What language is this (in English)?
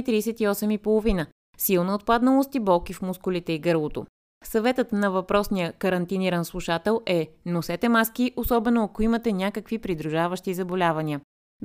Bulgarian